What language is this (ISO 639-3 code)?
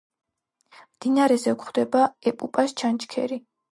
kat